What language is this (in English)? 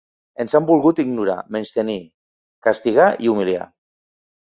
Catalan